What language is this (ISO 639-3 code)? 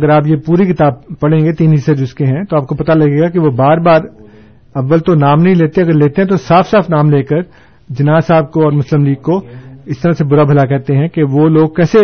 urd